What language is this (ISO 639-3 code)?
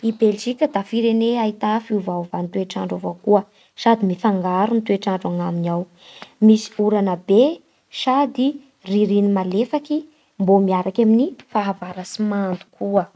bhr